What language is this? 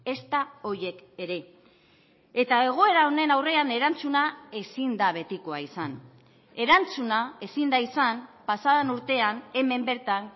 Basque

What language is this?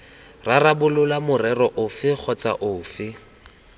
Tswana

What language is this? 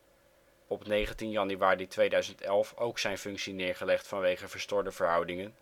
Dutch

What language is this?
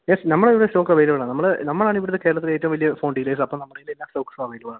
Malayalam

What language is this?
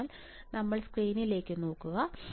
Malayalam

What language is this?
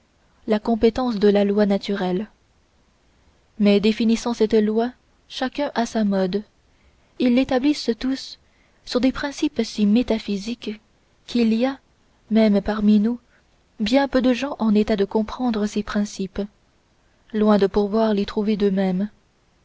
French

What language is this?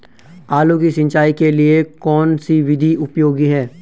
Hindi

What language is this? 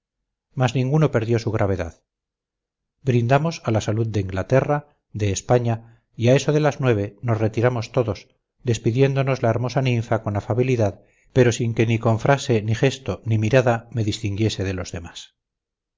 Spanish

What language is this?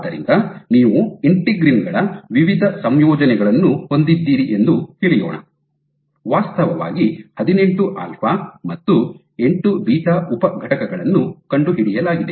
Kannada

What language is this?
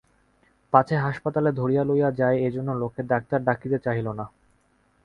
Bangla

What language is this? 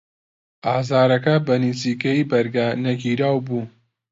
Central Kurdish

